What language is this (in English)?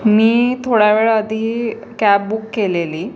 Marathi